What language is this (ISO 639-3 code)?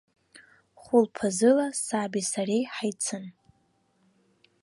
abk